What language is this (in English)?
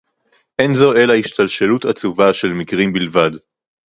Hebrew